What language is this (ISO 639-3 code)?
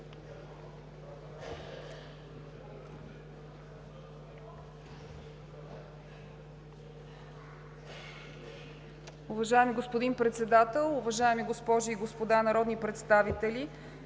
bul